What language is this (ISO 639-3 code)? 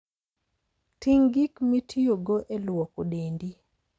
luo